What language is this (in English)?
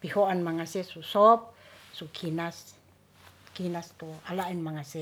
Ratahan